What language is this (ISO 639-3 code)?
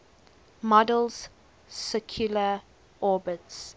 eng